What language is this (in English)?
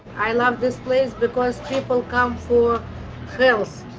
English